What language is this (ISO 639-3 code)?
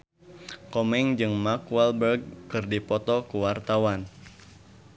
sun